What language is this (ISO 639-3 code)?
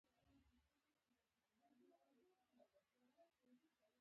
pus